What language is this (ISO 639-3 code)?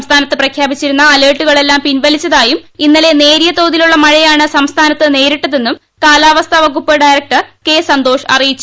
mal